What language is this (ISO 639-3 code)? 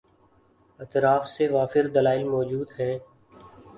urd